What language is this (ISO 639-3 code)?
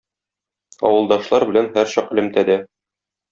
tat